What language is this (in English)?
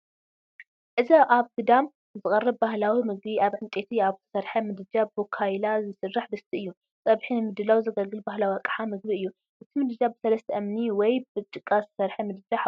Tigrinya